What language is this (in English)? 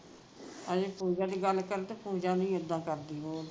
Punjabi